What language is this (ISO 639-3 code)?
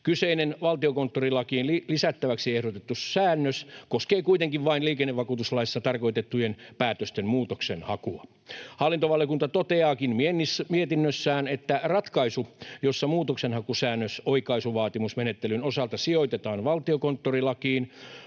fin